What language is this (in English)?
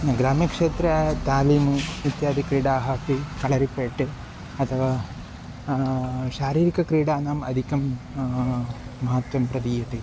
Sanskrit